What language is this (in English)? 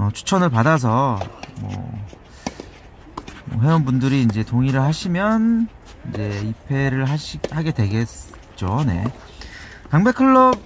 Korean